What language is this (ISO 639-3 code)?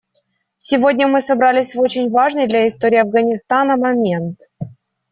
rus